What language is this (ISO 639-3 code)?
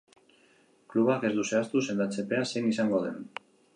eus